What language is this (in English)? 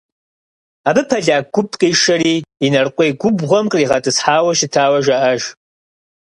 Kabardian